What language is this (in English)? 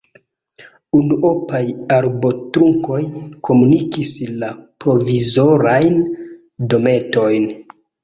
Esperanto